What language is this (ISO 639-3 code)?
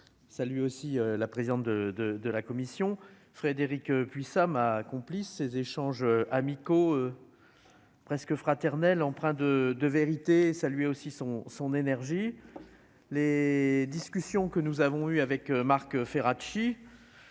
fra